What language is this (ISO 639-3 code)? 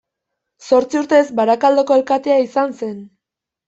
eus